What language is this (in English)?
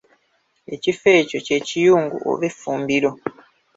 Ganda